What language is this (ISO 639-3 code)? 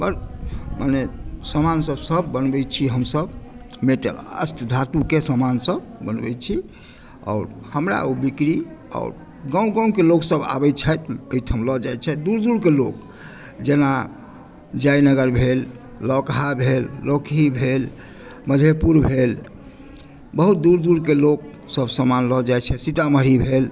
mai